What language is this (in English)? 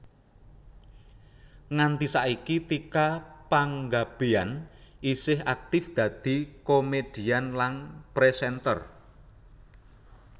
Javanese